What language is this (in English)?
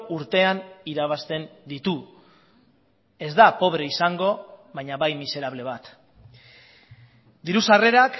Basque